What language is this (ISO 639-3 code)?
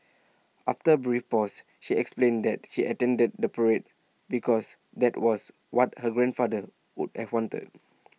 eng